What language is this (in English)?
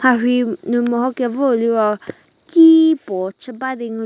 Angami Naga